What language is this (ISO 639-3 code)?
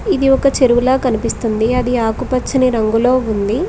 tel